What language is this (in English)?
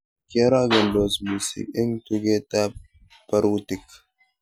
Kalenjin